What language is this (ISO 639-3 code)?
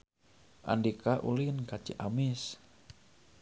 sun